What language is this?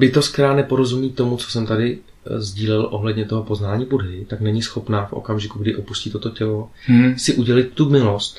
Czech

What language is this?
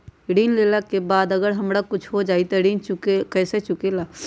Magahi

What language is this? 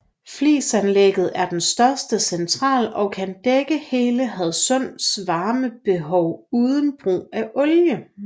Danish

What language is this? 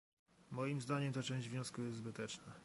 Polish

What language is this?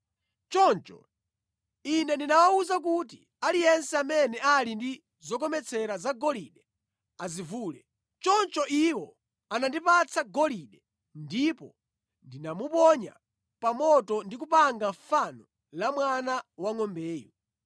Nyanja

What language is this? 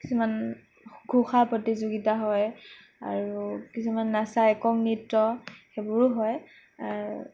Assamese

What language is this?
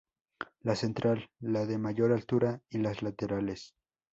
Spanish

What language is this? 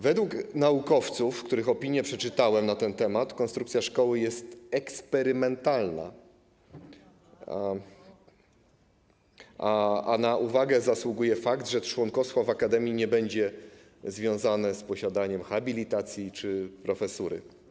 Polish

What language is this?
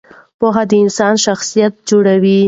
Pashto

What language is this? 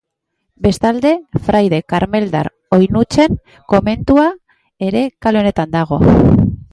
Basque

